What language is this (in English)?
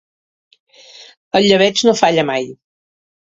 Catalan